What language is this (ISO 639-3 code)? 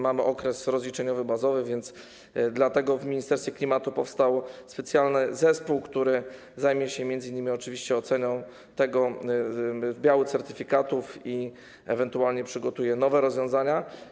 pol